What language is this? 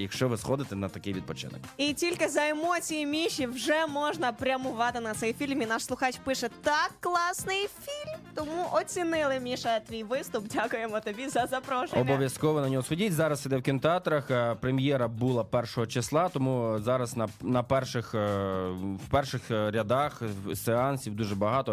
Ukrainian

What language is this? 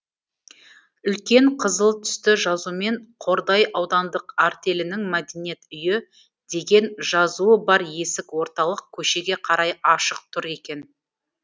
Kazakh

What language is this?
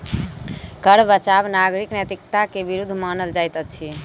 Maithili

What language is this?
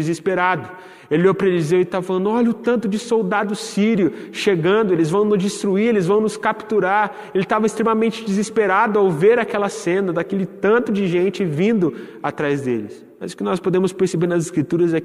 Portuguese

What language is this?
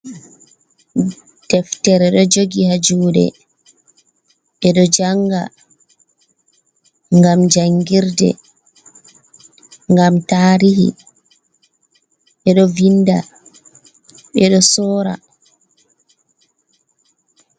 Fula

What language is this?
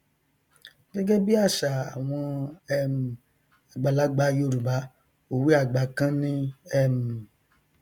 Yoruba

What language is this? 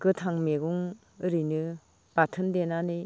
Bodo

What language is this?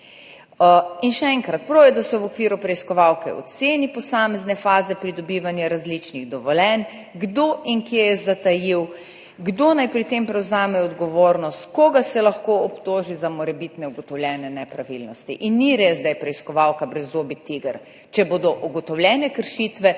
Slovenian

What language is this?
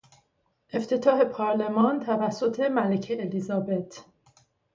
Persian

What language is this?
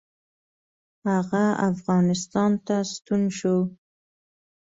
Pashto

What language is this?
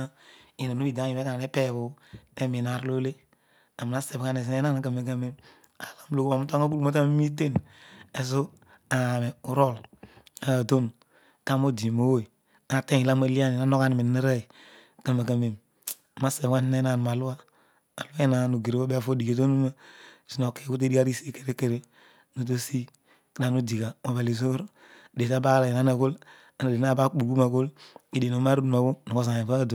Odual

